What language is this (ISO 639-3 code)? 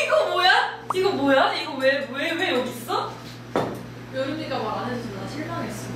kor